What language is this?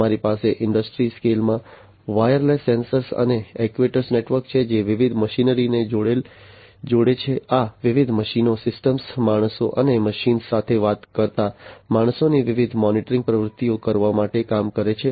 Gujarati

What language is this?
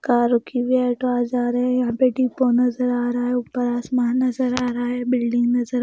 Hindi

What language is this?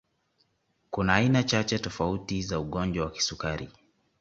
Swahili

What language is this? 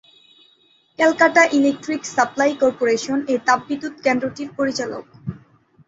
Bangla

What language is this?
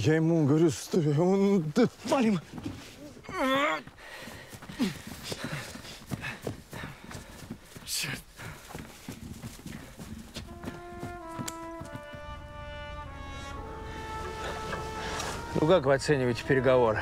Russian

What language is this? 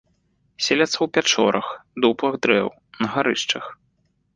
Belarusian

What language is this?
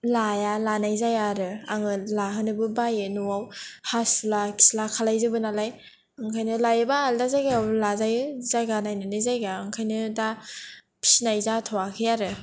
Bodo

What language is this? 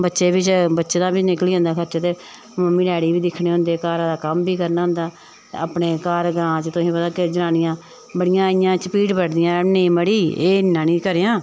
Dogri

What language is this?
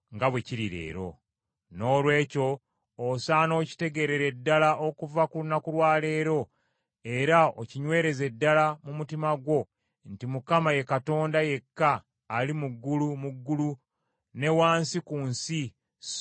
Ganda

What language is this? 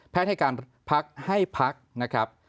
Thai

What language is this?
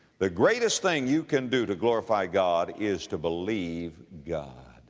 English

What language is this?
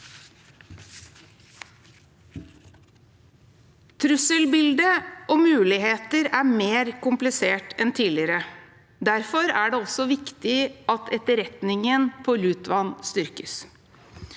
Norwegian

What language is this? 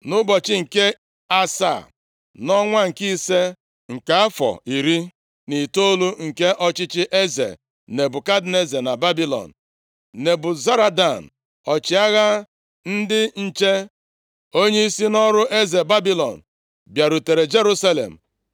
Igbo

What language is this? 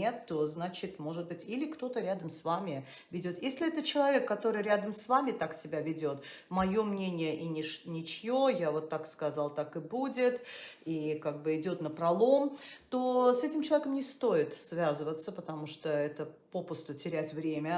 Russian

